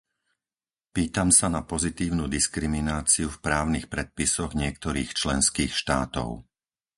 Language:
Slovak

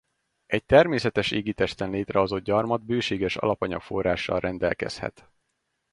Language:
Hungarian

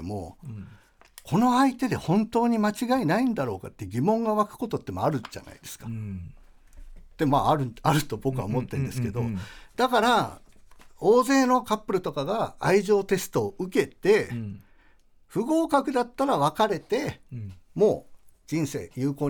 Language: Japanese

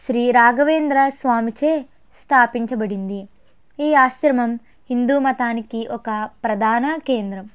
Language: Telugu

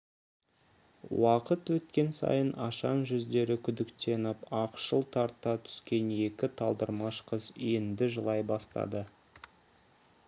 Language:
Kazakh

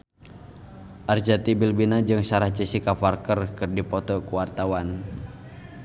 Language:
Sundanese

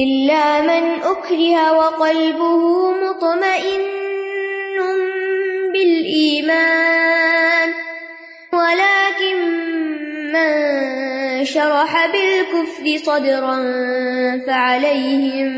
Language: Urdu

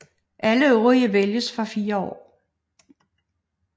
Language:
Danish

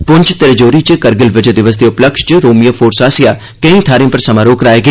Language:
Dogri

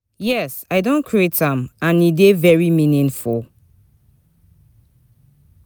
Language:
Nigerian Pidgin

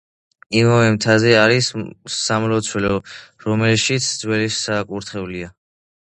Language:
Georgian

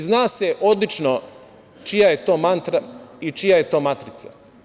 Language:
Serbian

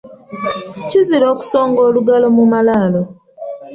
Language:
Ganda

